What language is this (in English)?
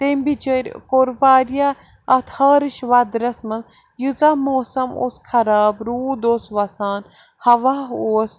Kashmiri